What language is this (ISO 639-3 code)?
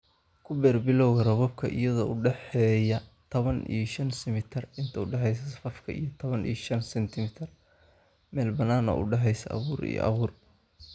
som